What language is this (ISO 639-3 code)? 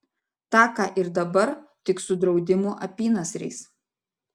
lit